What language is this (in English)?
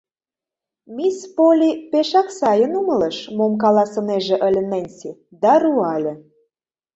Mari